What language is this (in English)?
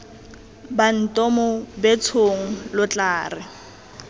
Tswana